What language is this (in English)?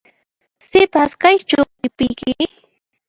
Puno Quechua